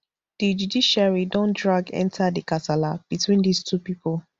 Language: Nigerian Pidgin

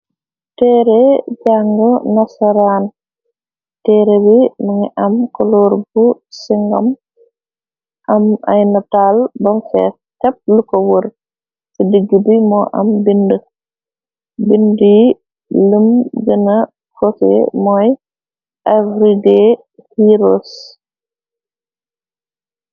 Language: Wolof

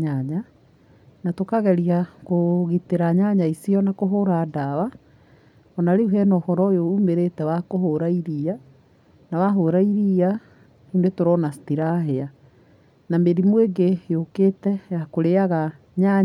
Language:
Kikuyu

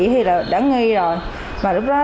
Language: Vietnamese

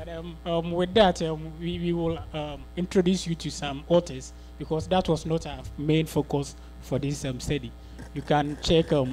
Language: English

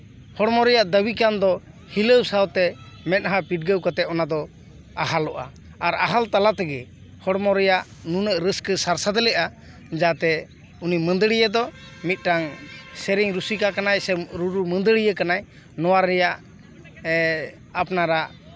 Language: Santali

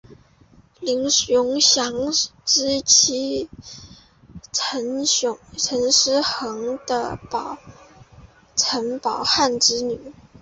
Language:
Chinese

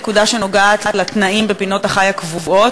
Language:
Hebrew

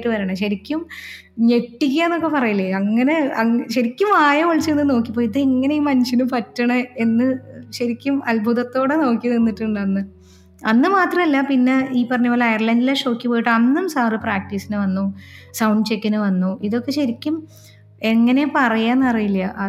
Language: Malayalam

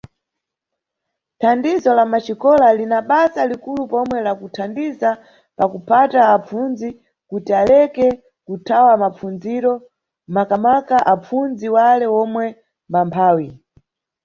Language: Nyungwe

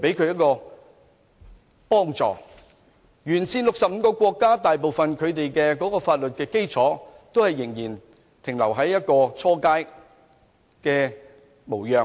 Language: Cantonese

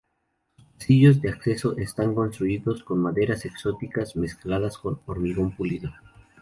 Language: Spanish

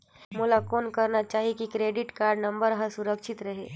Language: Chhattisgarhi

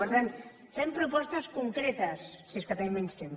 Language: Catalan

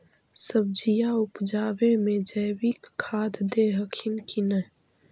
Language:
Magahi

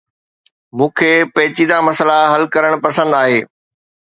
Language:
Sindhi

